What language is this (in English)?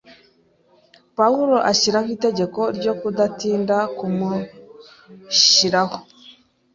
Kinyarwanda